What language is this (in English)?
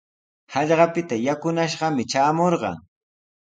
Sihuas Ancash Quechua